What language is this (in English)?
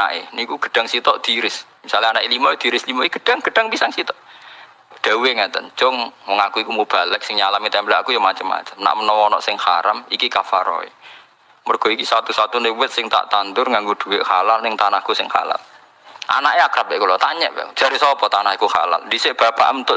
Indonesian